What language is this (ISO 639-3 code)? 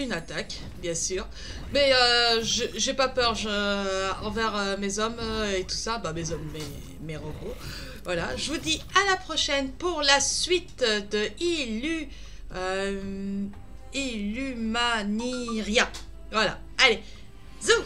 fra